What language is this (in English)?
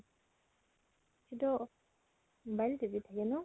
Assamese